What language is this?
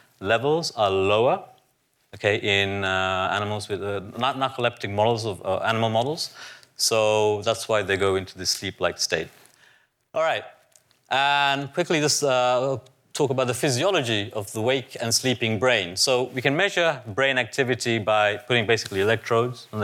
English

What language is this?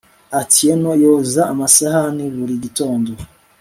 Kinyarwanda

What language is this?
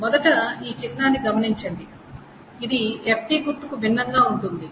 Telugu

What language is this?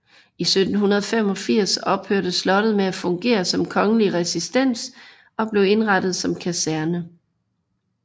Danish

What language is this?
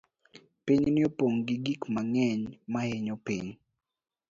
Luo (Kenya and Tanzania)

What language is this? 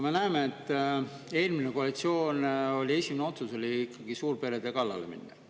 Estonian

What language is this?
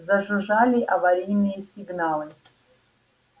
Russian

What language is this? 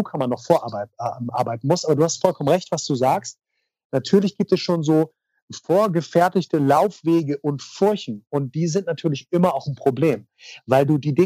German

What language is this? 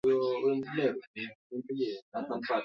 Swahili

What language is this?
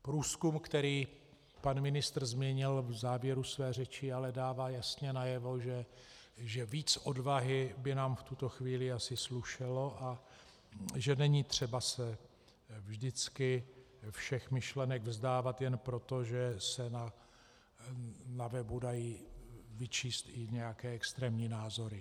Czech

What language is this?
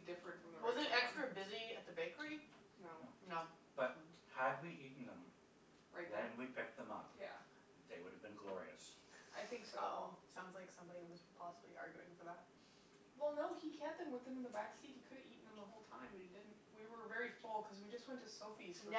English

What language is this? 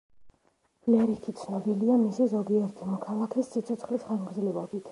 Georgian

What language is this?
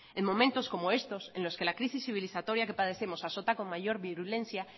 Spanish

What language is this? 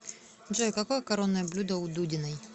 Russian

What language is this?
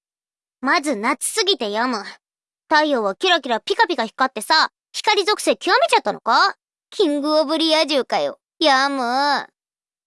Japanese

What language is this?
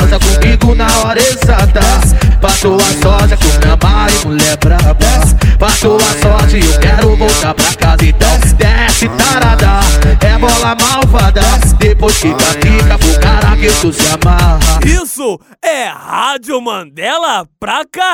Portuguese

